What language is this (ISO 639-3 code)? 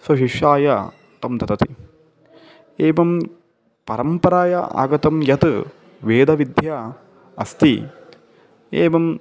san